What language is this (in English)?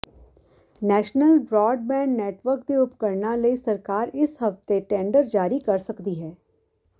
Punjabi